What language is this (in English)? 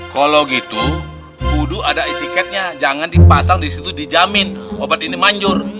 Indonesian